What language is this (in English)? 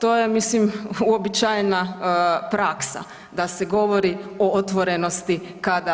Croatian